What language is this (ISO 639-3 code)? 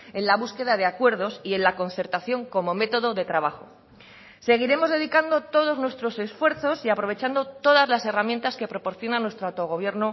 spa